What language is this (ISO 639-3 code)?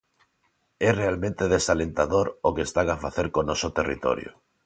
glg